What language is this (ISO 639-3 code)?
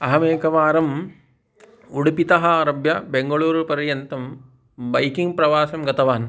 san